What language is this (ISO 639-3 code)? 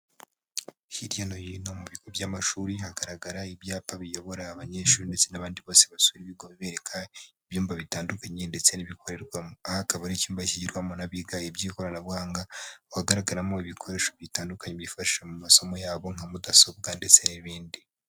kin